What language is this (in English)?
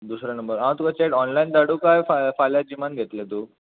Konkani